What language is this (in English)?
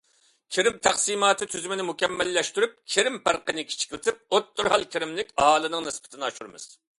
Uyghur